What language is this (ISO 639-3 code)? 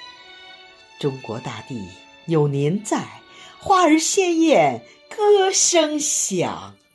zho